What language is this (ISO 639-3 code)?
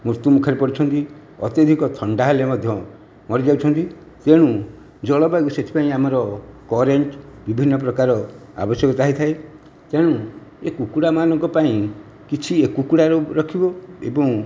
ori